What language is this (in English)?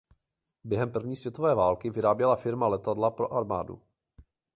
Czech